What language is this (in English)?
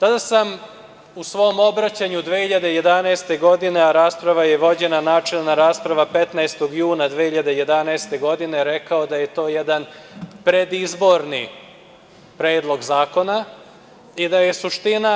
Serbian